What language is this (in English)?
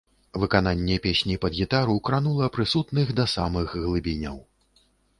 Belarusian